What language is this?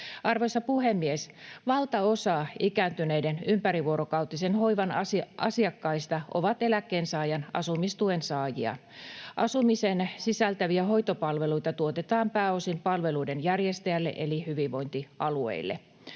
Finnish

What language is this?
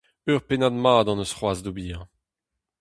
Breton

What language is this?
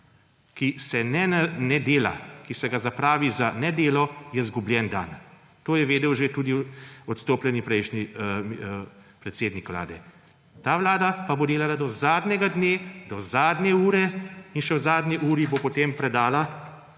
Slovenian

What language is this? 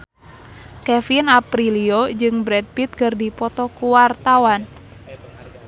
Sundanese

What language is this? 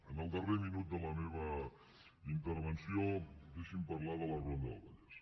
Catalan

